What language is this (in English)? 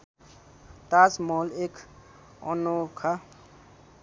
Nepali